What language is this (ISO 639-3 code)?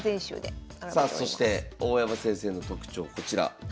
jpn